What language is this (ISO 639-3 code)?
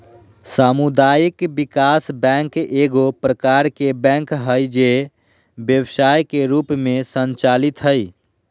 mag